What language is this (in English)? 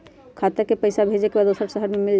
Magahi